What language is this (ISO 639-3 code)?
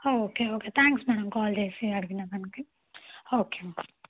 tel